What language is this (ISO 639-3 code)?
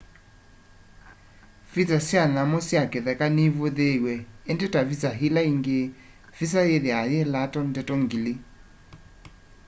kam